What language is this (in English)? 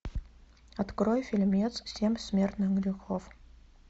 Russian